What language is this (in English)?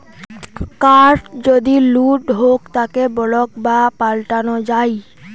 Bangla